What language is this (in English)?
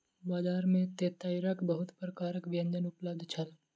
Maithili